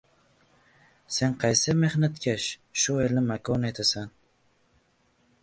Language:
Uzbek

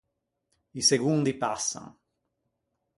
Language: Ligurian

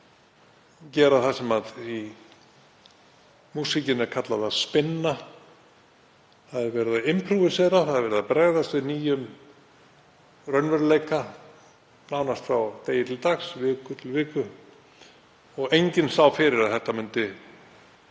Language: Icelandic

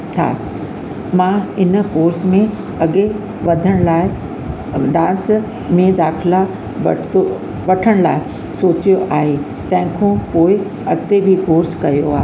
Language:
Sindhi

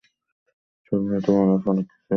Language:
Bangla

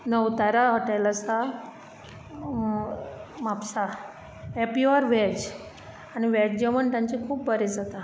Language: Konkani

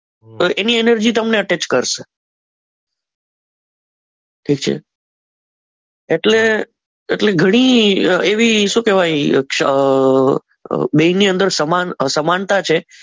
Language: Gujarati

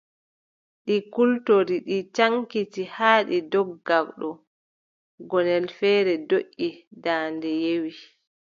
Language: Adamawa Fulfulde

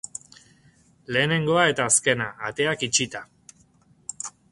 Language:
Basque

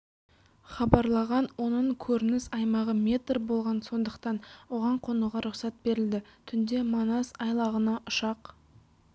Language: Kazakh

